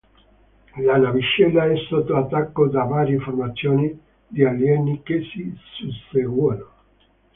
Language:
Italian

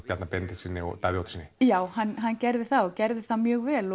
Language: Icelandic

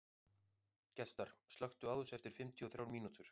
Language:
Icelandic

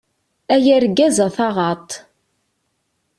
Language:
Kabyle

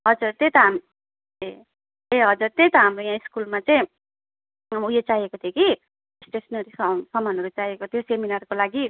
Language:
Nepali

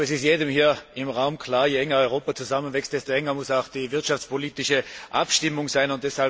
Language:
German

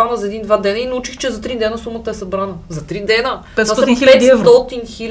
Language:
Bulgarian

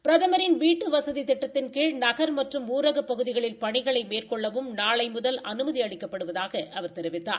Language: Tamil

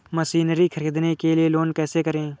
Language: Hindi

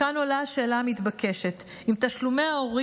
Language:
Hebrew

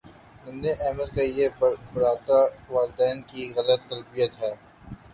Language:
Urdu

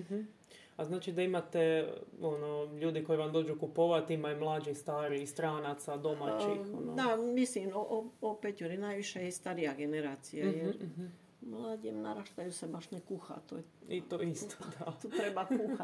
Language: Croatian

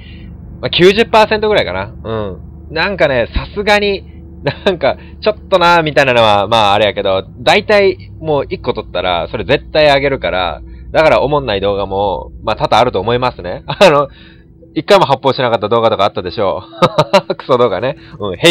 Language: Japanese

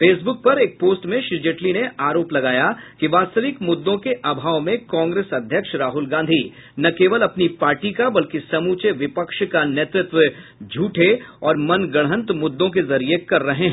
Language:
Hindi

